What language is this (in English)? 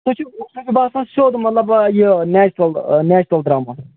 Kashmiri